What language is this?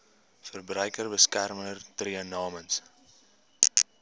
Afrikaans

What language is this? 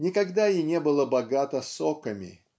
Russian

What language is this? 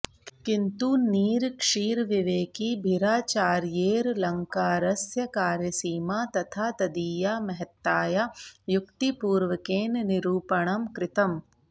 Sanskrit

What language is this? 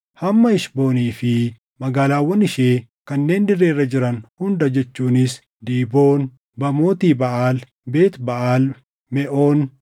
Oromo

